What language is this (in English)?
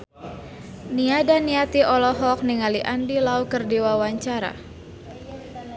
Sundanese